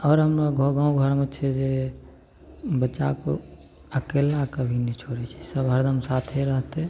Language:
Maithili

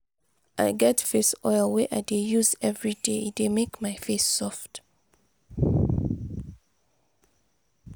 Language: Nigerian Pidgin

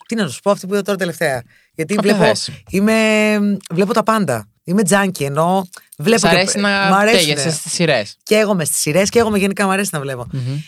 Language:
Greek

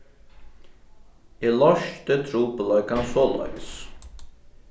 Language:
Faroese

